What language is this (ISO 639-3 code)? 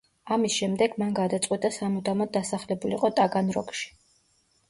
kat